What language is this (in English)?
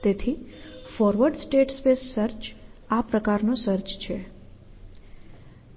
Gujarati